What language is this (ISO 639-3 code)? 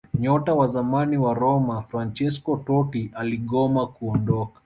swa